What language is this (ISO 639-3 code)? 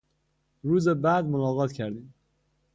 fas